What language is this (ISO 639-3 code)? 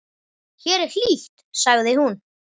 isl